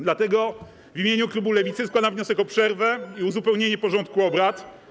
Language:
Polish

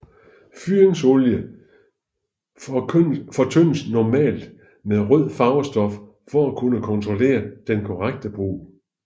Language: Danish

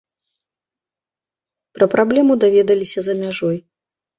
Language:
Belarusian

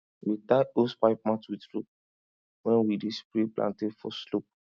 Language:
Nigerian Pidgin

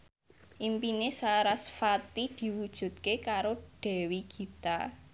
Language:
Javanese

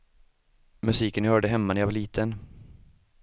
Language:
Swedish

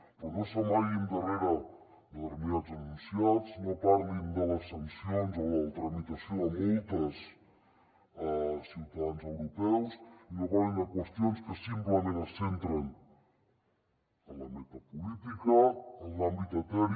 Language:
Catalan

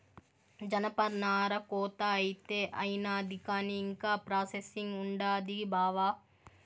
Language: Telugu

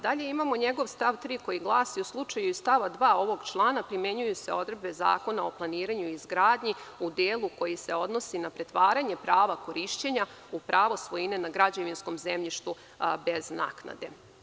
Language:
Serbian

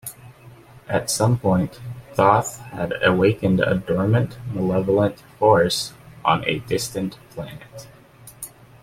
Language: English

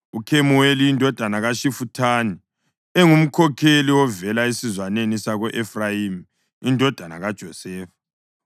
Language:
North Ndebele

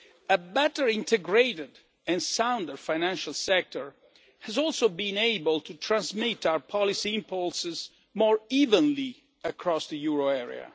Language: English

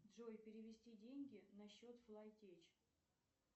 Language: Russian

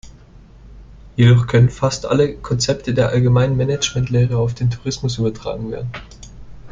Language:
German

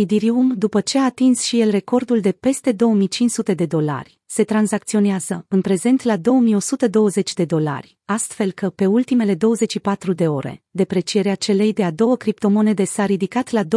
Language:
Romanian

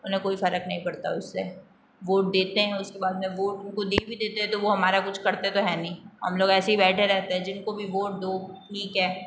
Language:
Hindi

